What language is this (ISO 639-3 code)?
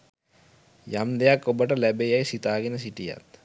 sin